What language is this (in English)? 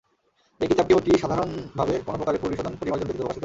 Bangla